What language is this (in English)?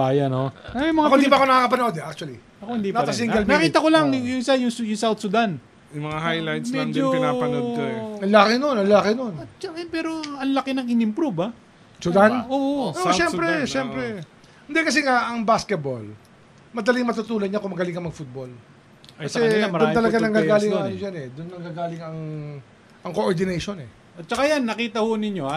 Filipino